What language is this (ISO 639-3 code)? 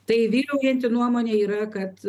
lit